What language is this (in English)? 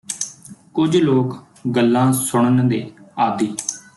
Punjabi